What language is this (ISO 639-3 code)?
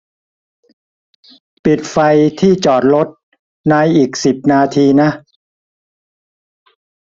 tha